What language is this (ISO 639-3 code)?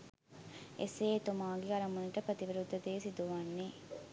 sin